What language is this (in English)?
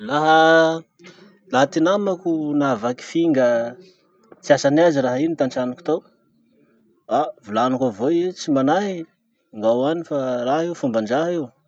Masikoro Malagasy